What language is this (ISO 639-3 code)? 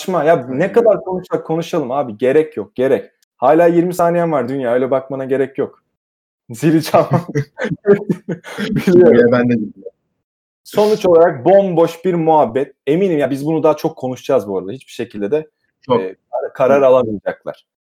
tur